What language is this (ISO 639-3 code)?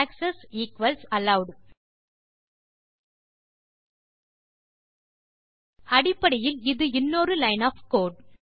tam